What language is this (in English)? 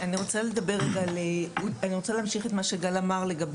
Hebrew